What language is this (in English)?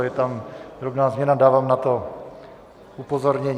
Czech